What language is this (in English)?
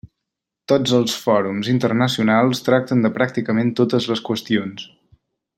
Catalan